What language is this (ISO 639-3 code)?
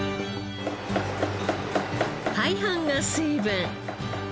jpn